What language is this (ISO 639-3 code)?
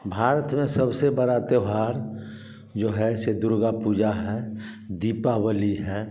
hin